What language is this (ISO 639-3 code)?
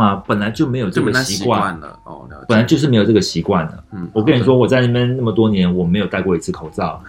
zho